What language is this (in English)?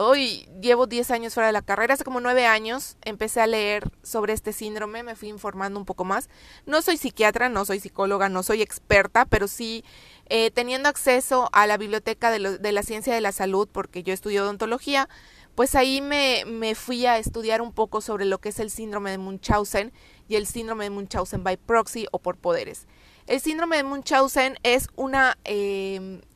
Spanish